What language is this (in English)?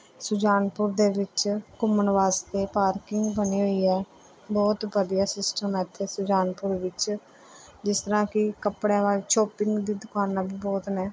Punjabi